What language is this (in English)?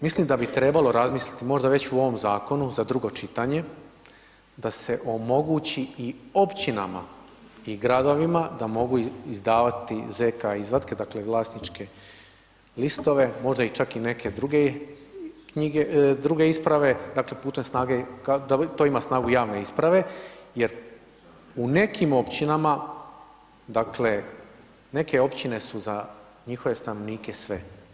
Croatian